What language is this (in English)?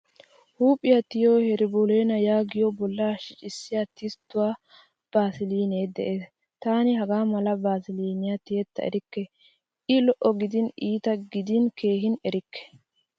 Wolaytta